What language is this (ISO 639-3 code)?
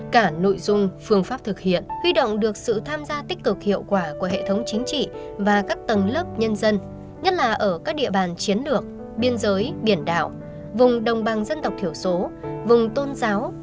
vie